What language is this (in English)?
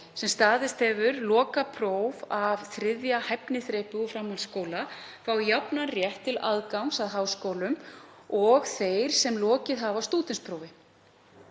Icelandic